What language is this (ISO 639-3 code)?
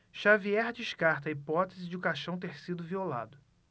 por